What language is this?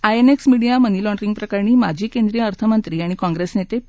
Marathi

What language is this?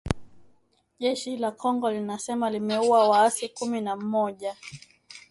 Swahili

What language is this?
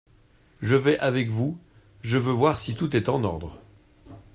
French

